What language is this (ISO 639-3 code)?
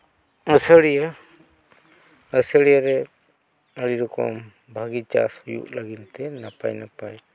sat